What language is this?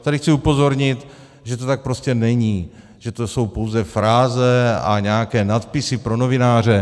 Czech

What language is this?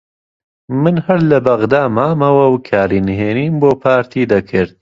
Central Kurdish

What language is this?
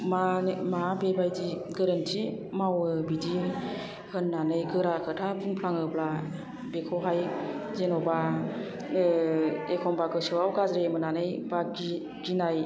Bodo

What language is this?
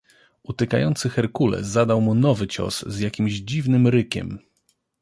Polish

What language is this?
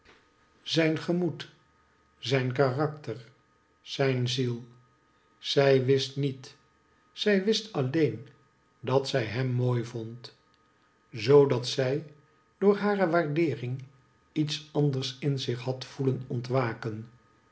Dutch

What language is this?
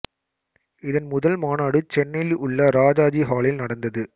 Tamil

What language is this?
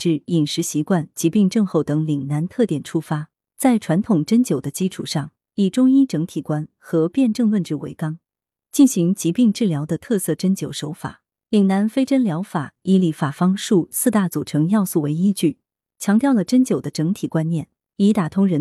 Chinese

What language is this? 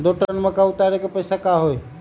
Magahi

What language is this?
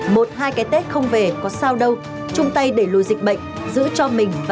Vietnamese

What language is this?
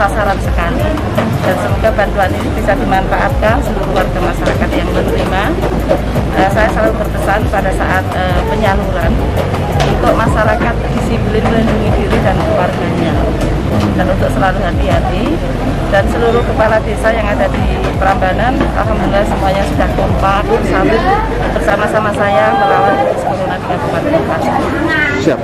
Indonesian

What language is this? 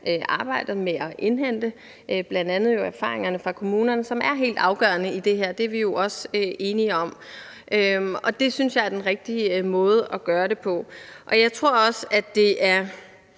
Danish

